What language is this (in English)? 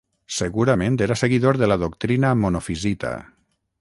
Catalan